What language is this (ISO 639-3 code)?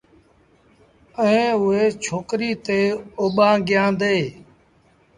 sbn